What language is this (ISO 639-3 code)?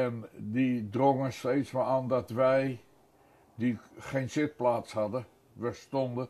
nld